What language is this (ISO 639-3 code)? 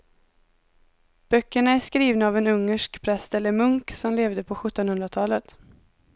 swe